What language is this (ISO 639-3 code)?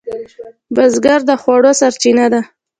pus